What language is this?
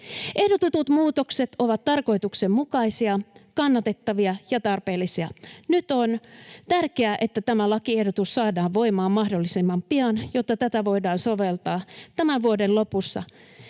Finnish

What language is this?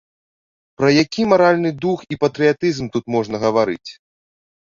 Belarusian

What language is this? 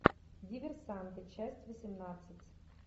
Russian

